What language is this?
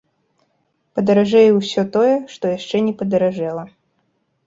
Belarusian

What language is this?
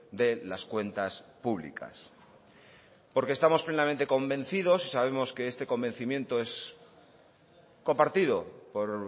Spanish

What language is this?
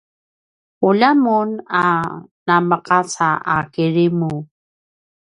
Paiwan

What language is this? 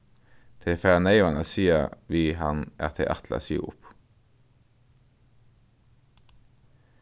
Faroese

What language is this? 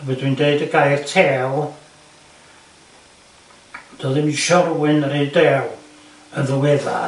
Welsh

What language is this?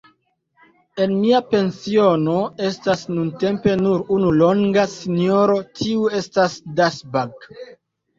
Esperanto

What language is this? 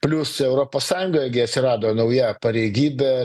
Lithuanian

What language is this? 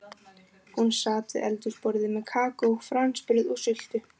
Icelandic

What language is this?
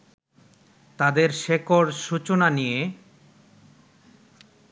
Bangla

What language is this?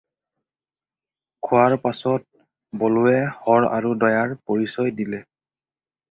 Assamese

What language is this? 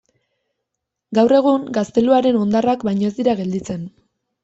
Basque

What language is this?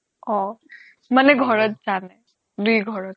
Assamese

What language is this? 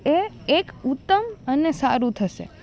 Gujarati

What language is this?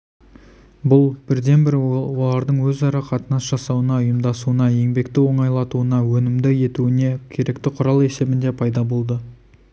Kazakh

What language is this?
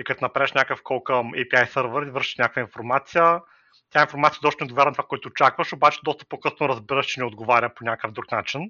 Bulgarian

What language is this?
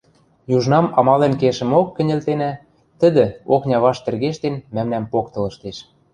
Western Mari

